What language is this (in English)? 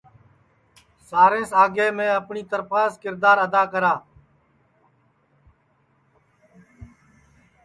Sansi